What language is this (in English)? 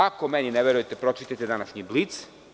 Serbian